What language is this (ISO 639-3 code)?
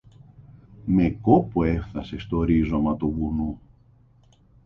ell